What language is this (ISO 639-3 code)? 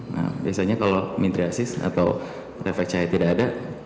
ind